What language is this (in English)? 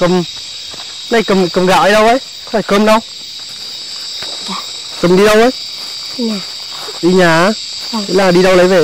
Vietnamese